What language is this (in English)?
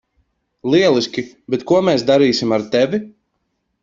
Latvian